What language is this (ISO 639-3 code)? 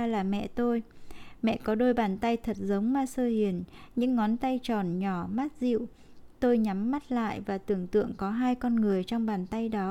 vie